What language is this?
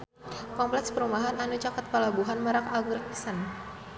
Sundanese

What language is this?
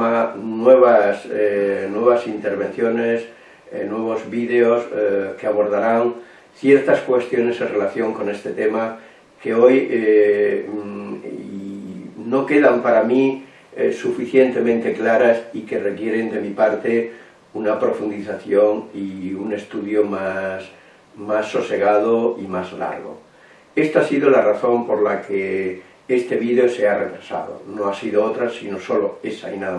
Spanish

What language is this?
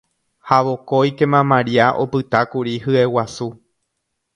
Guarani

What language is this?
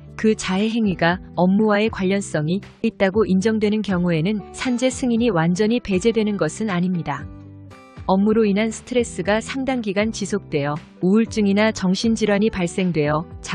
Korean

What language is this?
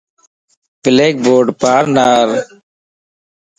Lasi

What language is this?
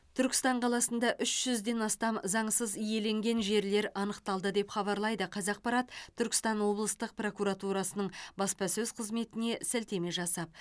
Kazakh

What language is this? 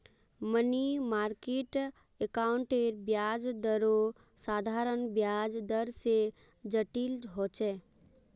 Magahi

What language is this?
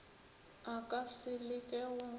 Northern Sotho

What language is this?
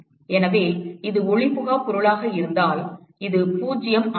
Tamil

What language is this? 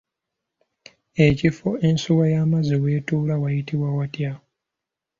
Ganda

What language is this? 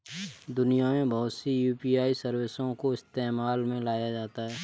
Hindi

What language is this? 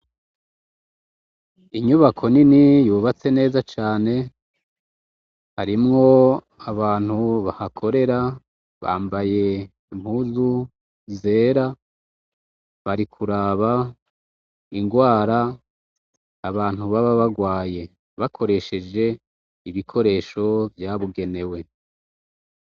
Rundi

